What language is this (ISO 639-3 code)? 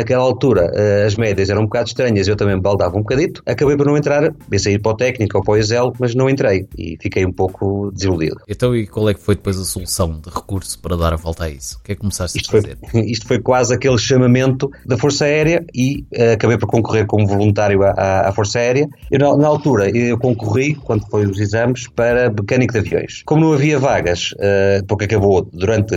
por